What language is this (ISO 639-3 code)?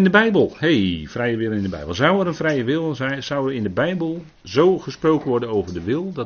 nld